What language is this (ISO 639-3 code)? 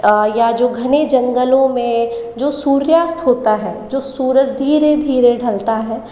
hin